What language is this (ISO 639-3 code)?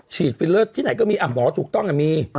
tha